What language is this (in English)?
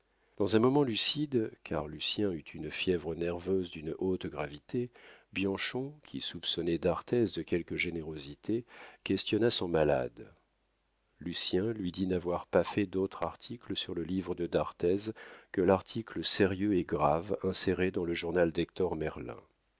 French